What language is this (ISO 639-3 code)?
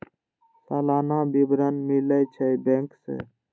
mai